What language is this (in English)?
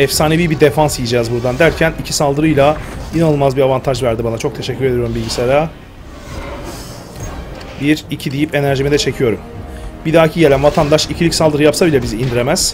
Turkish